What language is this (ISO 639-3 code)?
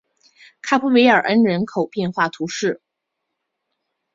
zho